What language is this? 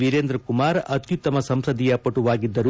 Kannada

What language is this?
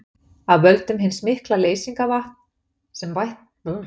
Icelandic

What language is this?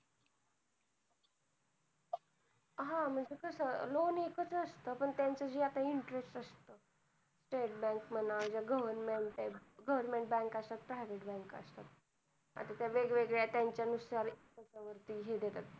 Marathi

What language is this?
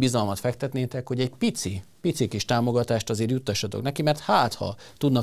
Hungarian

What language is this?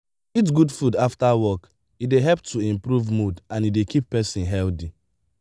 Nigerian Pidgin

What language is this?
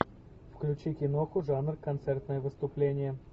Russian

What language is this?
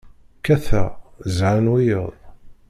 Kabyle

